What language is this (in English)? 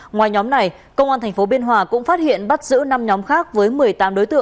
Vietnamese